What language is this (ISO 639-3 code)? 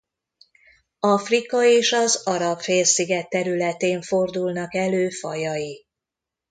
hun